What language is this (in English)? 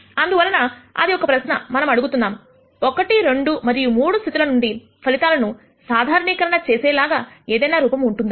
Telugu